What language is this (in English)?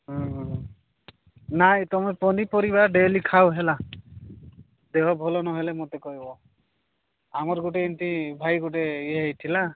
Odia